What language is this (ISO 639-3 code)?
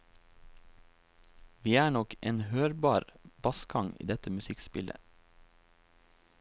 nor